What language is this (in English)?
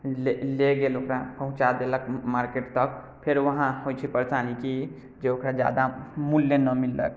Maithili